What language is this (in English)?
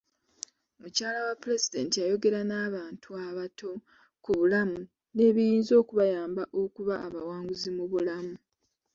Ganda